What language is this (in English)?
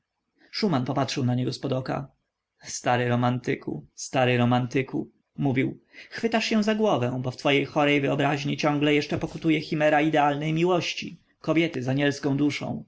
Polish